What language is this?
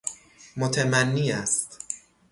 Persian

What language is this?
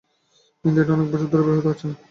Bangla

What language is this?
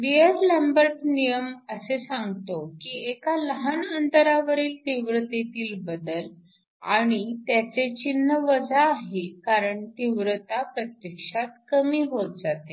Marathi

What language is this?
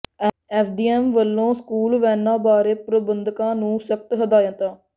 Punjabi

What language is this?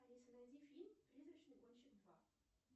Russian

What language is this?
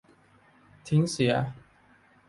Thai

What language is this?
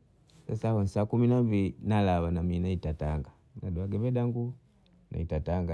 Bondei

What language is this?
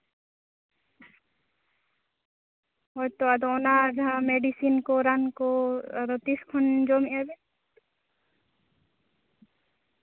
Santali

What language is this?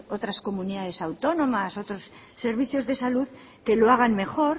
Spanish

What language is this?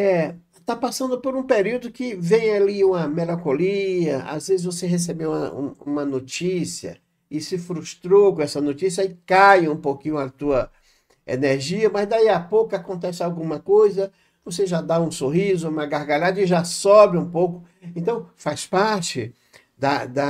Portuguese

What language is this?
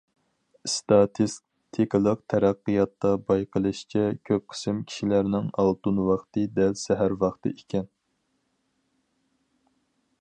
Uyghur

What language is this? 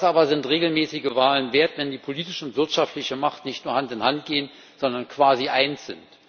German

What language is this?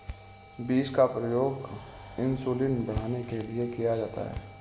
Hindi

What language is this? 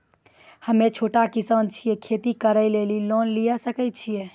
Maithili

